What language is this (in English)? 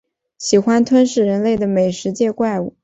Chinese